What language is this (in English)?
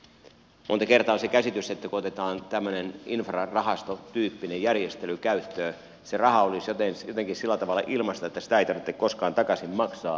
Finnish